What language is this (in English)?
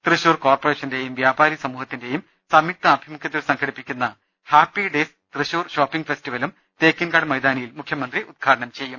Malayalam